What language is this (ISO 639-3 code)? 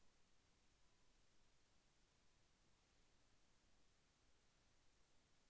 tel